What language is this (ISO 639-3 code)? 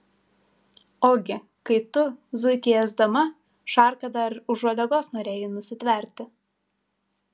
lit